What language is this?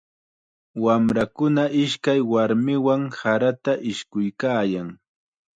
Chiquián Ancash Quechua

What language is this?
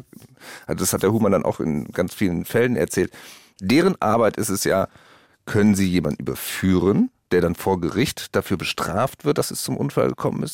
German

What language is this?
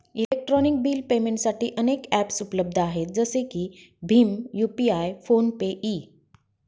Marathi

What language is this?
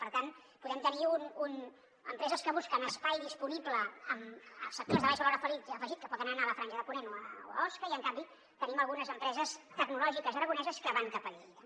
Catalan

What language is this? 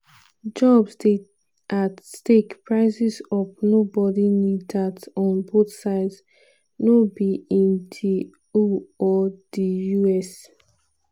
Nigerian Pidgin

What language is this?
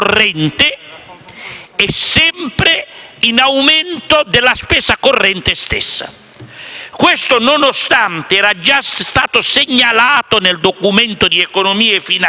Italian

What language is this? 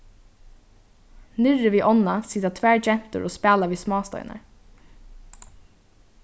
Faroese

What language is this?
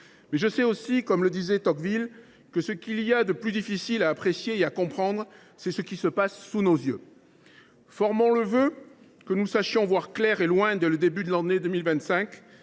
French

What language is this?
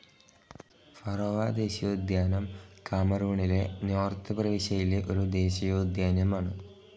Malayalam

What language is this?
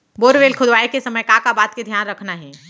Chhattisgarhi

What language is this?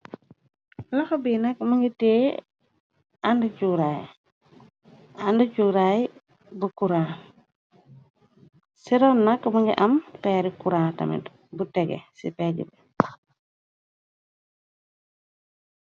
Wolof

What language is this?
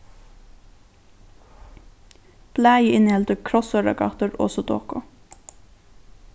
Faroese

